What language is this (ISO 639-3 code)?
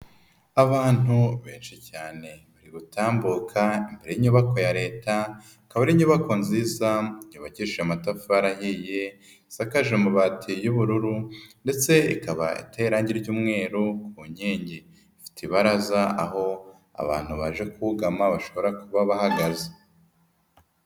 kin